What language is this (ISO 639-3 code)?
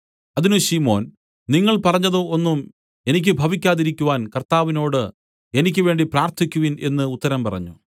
mal